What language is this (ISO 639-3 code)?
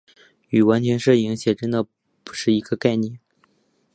zho